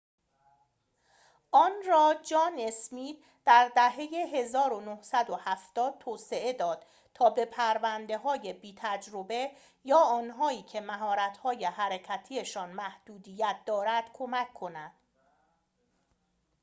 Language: Persian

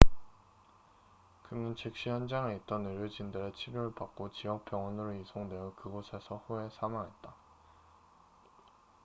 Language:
Korean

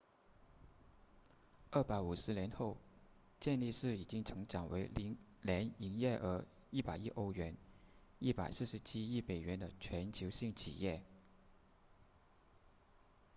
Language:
Chinese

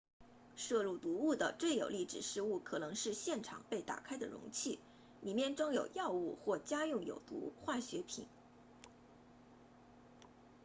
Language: Chinese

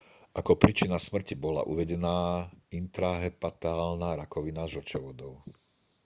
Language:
Slovak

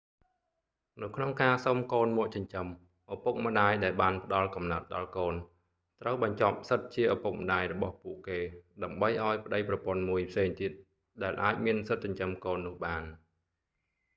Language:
Khmer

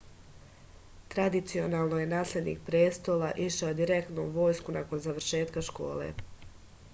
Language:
Serbian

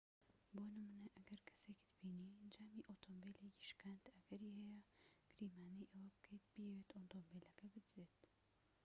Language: Central Kurdish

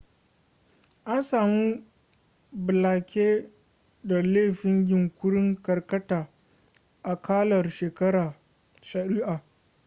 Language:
Hausa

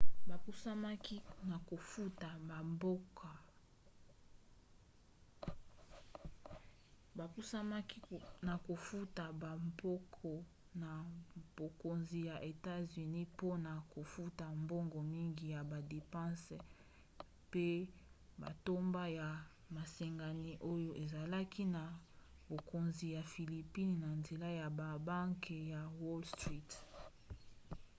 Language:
Lingala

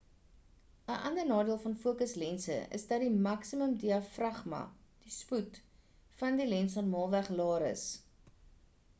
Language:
Afrikaans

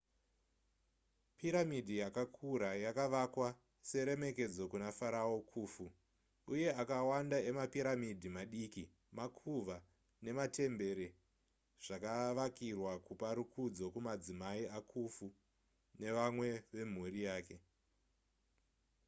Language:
Shona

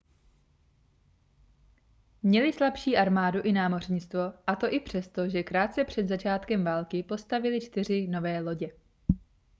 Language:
Czech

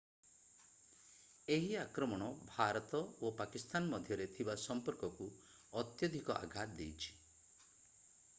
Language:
Odia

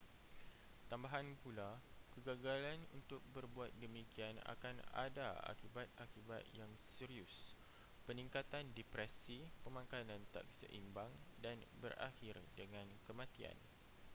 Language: Malay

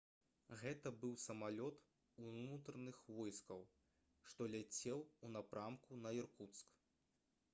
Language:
Belarusian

